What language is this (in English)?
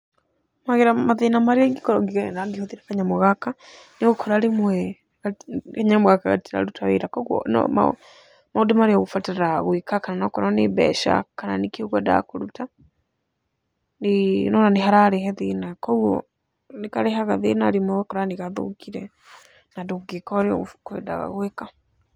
Kikuyu